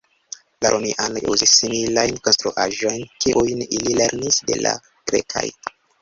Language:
Esperanto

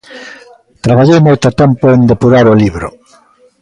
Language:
Galician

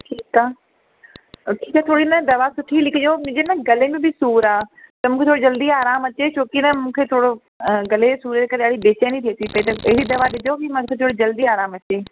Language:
Sindhi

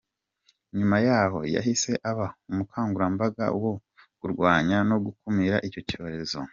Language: Kinyarwanda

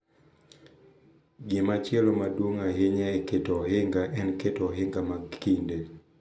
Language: Luo (Kenya and Tanzania)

